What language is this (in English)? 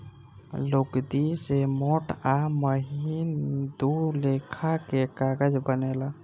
Bhojpuri